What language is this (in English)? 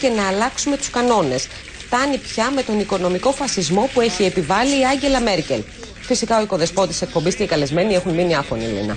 Greek